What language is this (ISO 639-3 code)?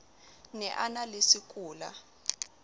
sot